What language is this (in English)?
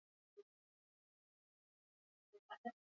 Basque